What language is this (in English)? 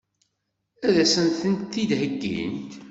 Kabyle